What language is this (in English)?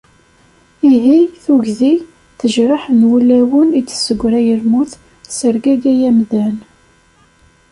Kabyle